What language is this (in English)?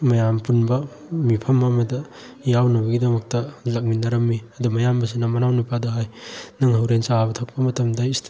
Manipuri